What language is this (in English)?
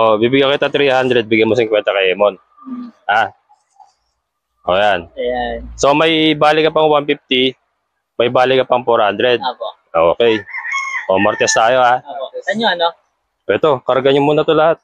Filipino